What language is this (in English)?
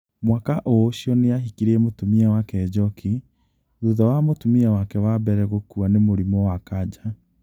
Kikuyu